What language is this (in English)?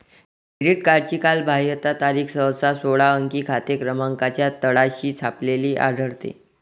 Marathi